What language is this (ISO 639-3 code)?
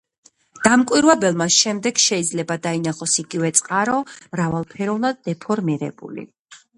kat